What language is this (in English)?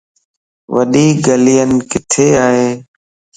Lasi